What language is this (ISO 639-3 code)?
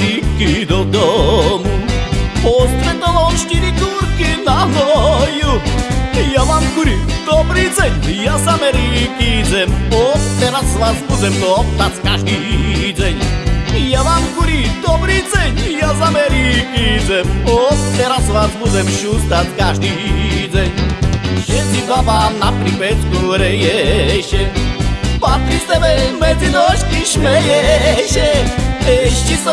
slk